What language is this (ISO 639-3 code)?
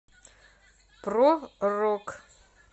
rus